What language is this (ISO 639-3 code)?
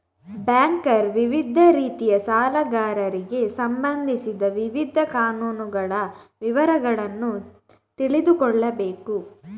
kan